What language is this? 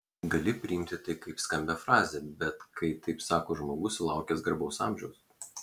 Lithuanian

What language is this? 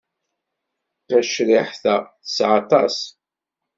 Kabyle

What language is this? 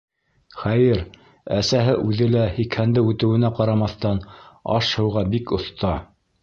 Bashkir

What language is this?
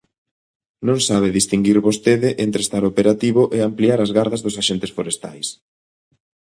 Galician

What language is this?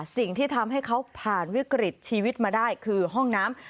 Thai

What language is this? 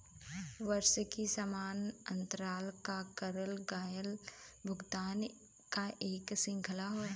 Bhojpuri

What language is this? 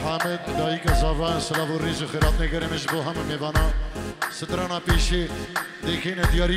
Arabic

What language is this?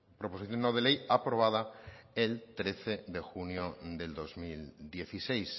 Spanish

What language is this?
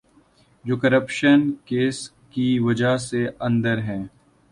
Urdu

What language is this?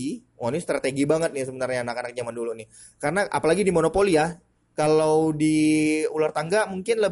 Indonesian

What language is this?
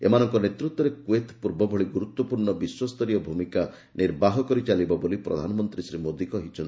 Odia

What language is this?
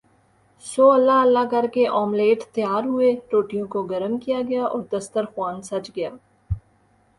Urdu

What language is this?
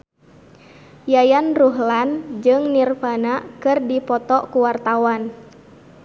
Sundanese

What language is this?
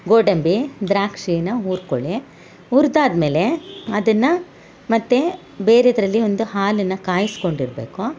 Kannada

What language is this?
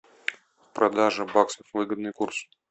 Russian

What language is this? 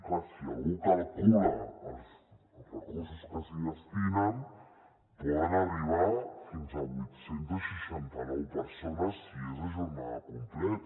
Catalan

